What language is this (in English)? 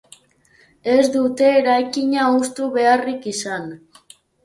Basque